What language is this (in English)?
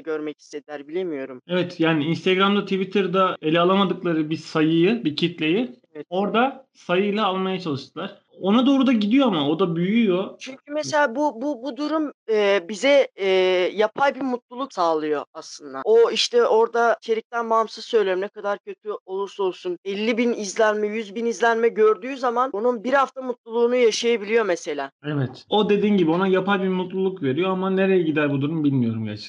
Turkish